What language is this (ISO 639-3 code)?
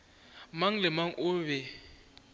nso